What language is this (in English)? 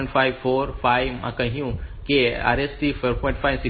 Gujarati